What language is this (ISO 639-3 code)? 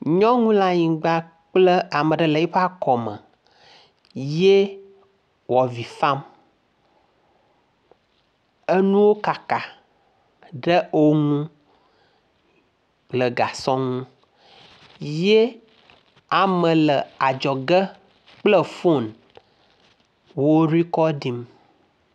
ewe